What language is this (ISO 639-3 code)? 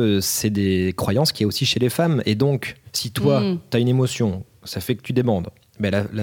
fra